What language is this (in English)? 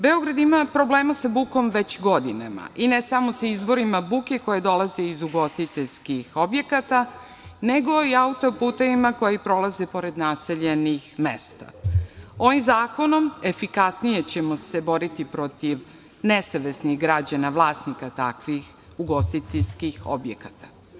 Serbian